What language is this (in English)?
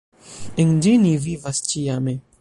Esperanto